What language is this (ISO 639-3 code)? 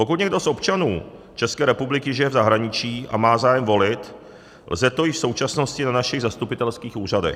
ces